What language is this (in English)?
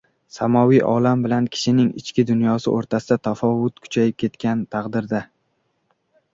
Uzbek